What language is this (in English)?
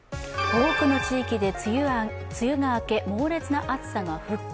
Japanese